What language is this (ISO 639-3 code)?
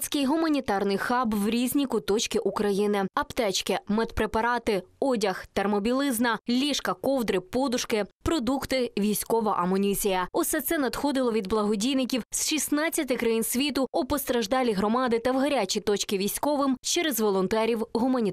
ukr